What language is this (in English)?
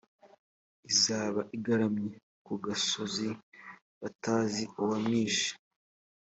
Kinyarwanda